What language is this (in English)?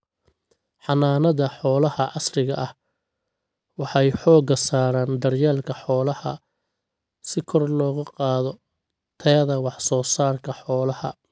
Somali